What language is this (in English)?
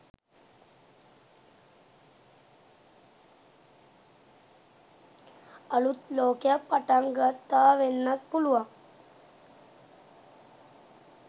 Sinhala